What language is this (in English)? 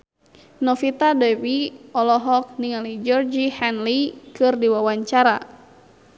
Sundanese